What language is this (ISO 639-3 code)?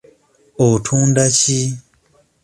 lug